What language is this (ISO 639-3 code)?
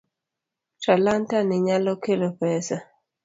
luo